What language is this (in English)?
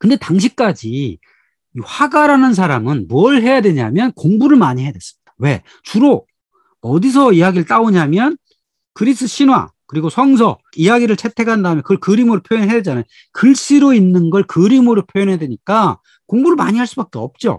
Korean